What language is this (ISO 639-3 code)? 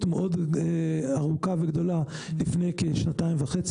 heb